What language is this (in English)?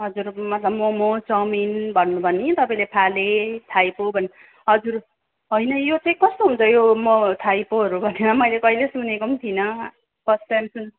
Nepali